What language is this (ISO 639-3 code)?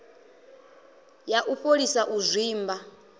ven